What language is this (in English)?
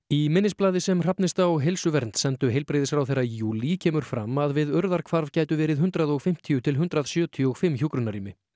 Icelandic